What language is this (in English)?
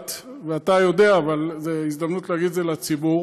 Hebrew